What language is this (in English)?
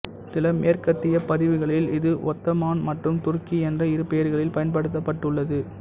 Tamil